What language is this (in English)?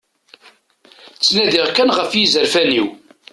Kabyle